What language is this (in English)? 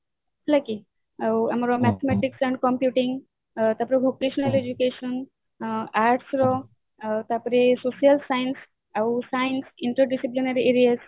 Odia